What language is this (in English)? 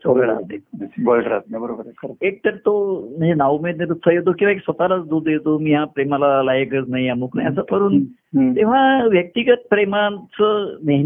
Marathi